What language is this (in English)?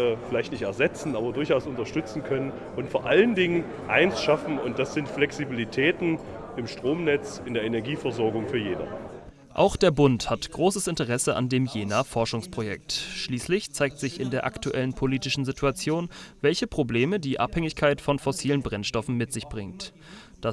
German